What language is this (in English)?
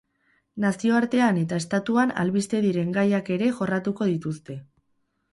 Basque